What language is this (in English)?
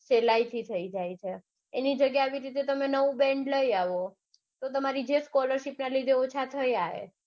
Gujarati